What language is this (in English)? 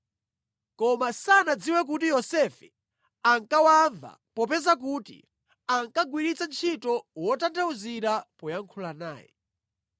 Nyanja